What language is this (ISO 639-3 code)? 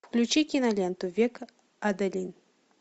rus